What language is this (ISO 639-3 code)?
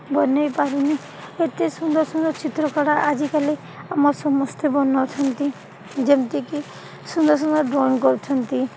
ori